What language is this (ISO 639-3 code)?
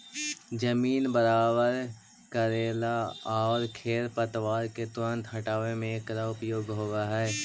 mag